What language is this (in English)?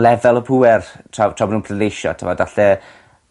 Welsh